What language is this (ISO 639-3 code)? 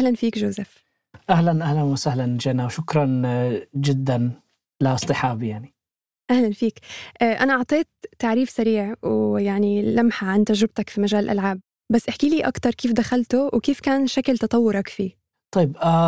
ara